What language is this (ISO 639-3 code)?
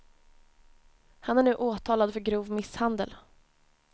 swe